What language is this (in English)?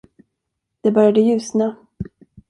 Swedish